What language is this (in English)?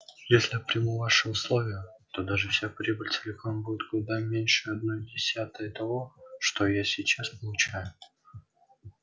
Russian